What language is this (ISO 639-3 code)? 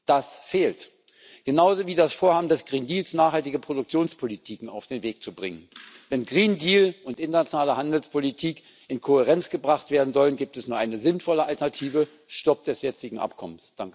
deu